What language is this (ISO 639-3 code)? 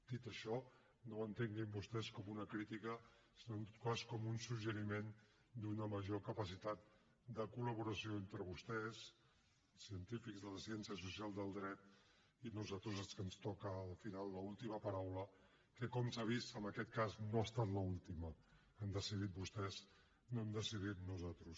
cat